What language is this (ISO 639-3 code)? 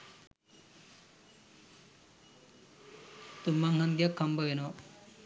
sin